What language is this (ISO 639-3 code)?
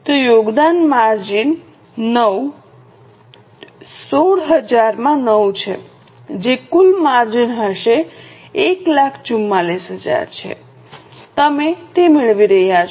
guj